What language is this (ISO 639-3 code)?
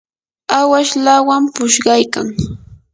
qur